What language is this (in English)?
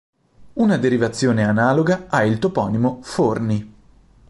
Italian